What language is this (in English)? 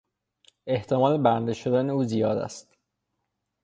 Persian